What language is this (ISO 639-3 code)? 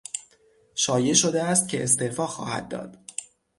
fas